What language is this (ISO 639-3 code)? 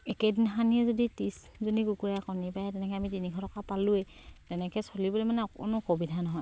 asm